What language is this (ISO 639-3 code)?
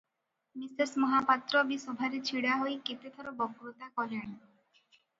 ori